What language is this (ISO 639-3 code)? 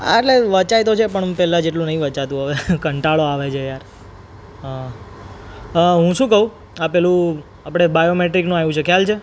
guj